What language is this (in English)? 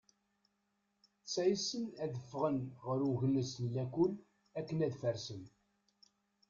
Kabyle